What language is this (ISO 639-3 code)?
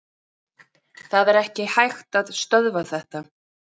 isl